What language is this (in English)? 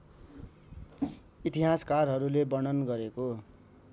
Nepali